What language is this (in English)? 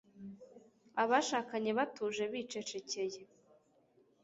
Kinyarwanda